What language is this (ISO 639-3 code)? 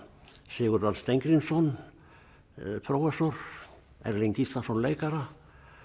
isl